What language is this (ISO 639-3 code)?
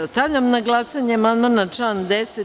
srp